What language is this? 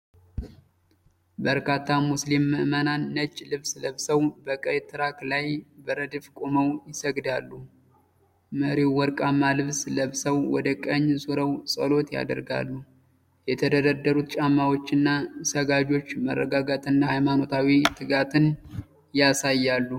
Amharic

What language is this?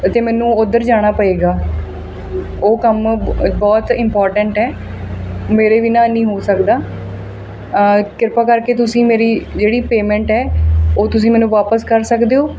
Punjabi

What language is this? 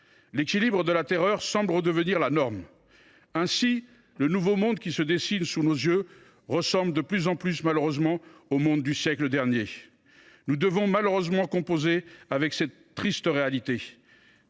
French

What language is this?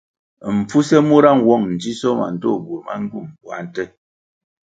Kwasio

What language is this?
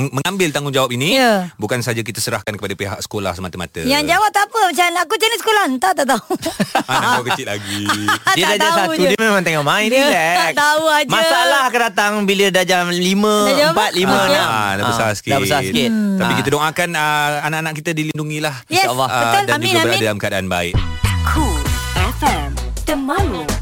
Malay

